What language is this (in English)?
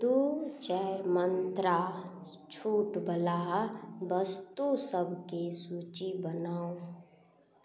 Maithili